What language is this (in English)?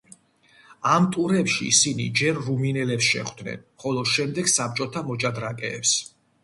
Georgian